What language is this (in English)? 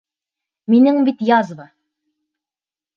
Bashkir